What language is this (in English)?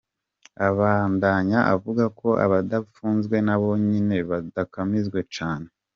Kinyarwanda